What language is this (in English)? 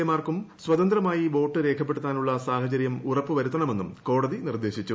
Malayalam